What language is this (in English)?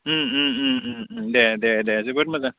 Bodo